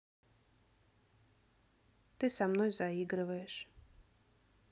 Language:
Russian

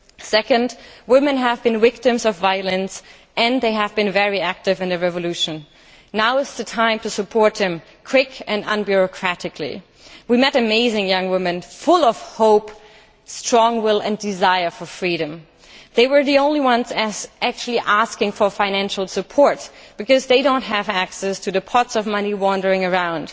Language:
English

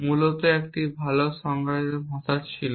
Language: Bangla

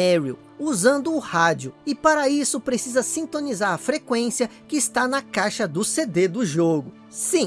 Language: Portuguese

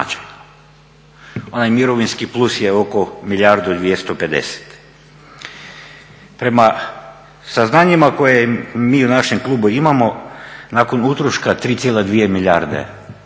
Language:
Croatian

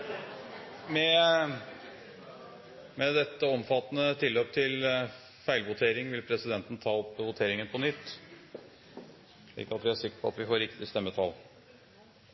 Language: Norwegian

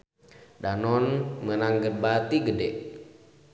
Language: Sundanese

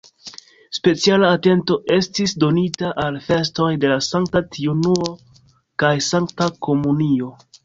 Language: Esperanto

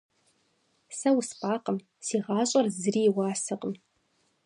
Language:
Kabardian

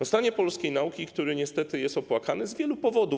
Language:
Polish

